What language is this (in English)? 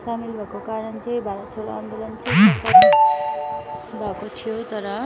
Nepali